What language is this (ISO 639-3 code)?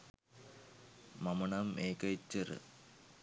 sin